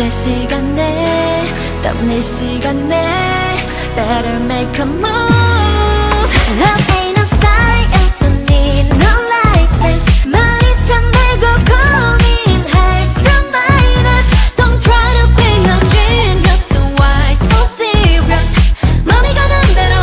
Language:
Korean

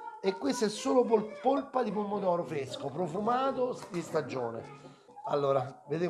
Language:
Italian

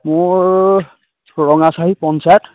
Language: Assamese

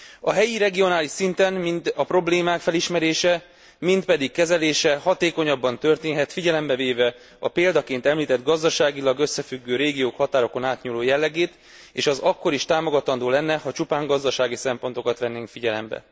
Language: Hungarian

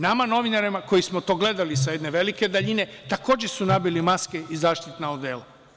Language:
Serbian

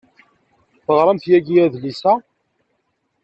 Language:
Kabyle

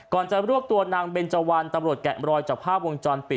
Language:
Thai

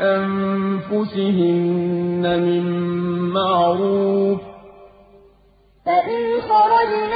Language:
Arabic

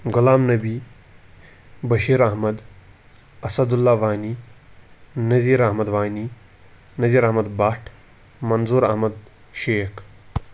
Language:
Kashmiri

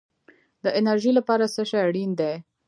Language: Pashto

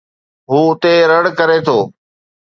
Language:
Sindhi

